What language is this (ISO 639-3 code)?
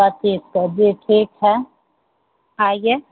hin